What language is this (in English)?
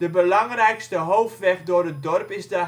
Dutch